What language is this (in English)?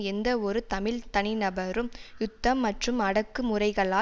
Tamil